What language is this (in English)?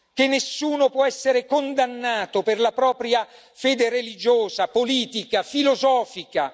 Italian